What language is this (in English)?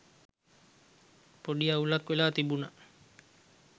Sinhala